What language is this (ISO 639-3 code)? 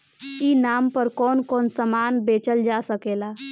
bho